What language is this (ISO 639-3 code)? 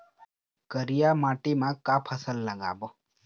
hne